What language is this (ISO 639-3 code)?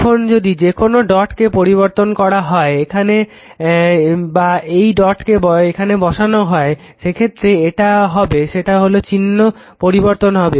ben